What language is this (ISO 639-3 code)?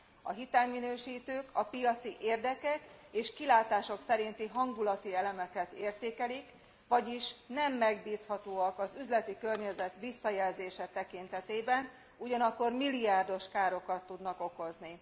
hun